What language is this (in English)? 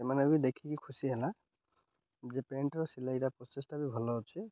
Odia